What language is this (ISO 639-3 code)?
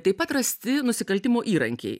lit